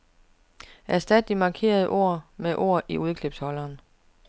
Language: Danish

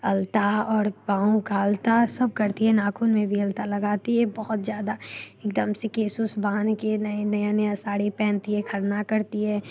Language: Hindi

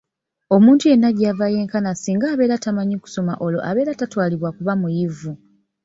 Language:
Ganda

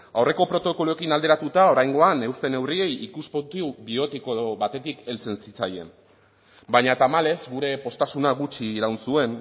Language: Basque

